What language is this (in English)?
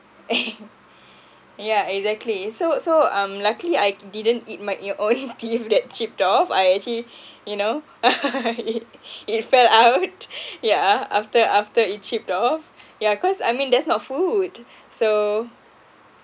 English